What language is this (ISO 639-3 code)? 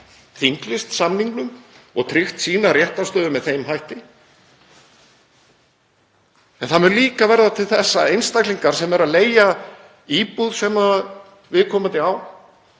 isl